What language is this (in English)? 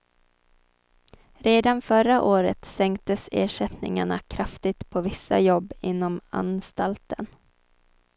Swedish